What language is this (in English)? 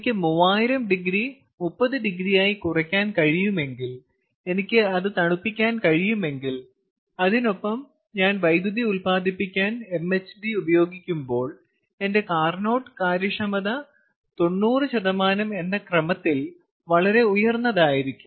Malayalam